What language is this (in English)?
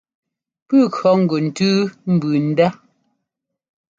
Ngomba